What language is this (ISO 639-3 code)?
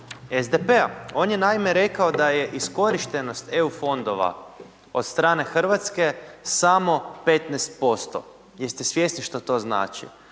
hrv